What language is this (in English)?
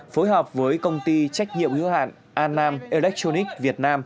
Vietnamese